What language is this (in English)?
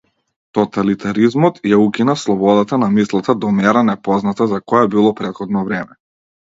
Macedonian